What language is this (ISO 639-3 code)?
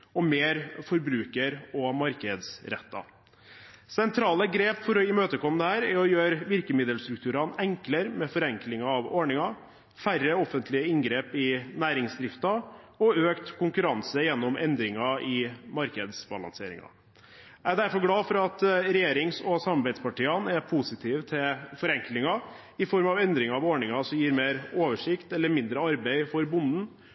nob